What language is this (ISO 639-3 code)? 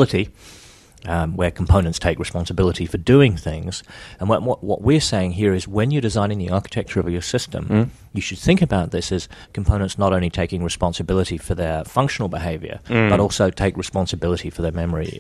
eng